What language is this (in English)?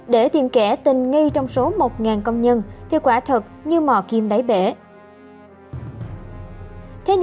Vietnamese